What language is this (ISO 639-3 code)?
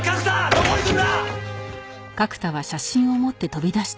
jpn